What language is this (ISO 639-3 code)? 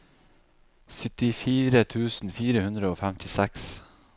nor